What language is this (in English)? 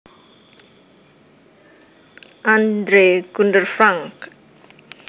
Javanese